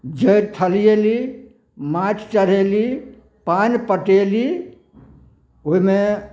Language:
Maithili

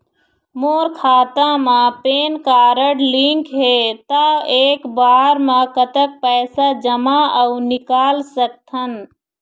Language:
Chhattisgarhi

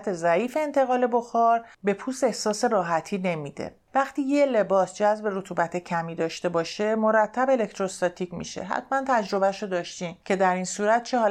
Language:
Persian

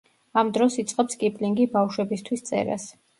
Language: Georgian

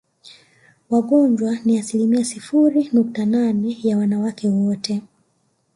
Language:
Swahili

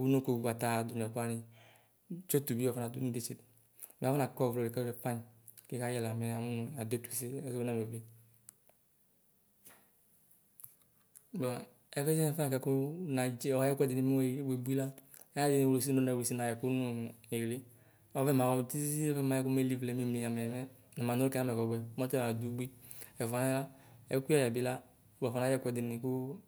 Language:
Ikposo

